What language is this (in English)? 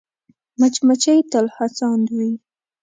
Pashto